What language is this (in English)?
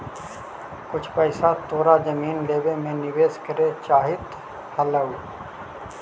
Magahi